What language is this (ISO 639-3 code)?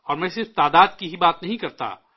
urd